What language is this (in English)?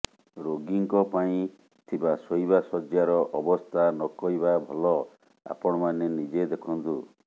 Odia